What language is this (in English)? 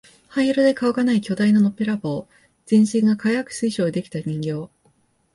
Japanese